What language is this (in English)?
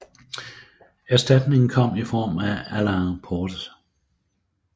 Danish